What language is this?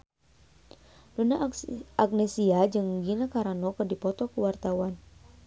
Sundanese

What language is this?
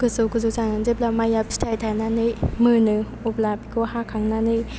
Bodo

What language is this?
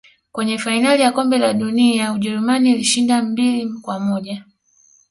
Swahili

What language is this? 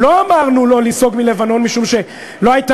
Hebrew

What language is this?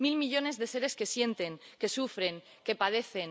Spanish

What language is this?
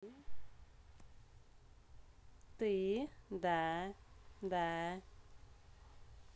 Russian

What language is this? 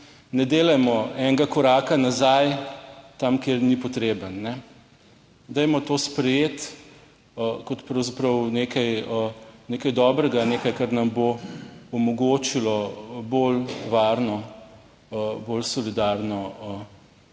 Slovenian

